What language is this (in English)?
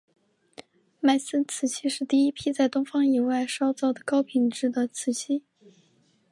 Chinese